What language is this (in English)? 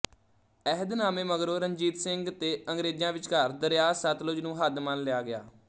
Punjabi